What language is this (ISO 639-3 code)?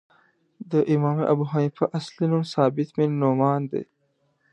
pus